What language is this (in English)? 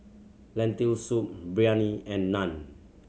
English